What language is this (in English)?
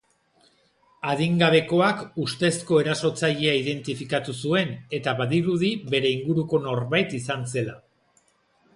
Basque